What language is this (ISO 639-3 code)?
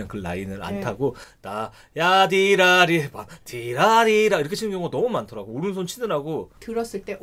kor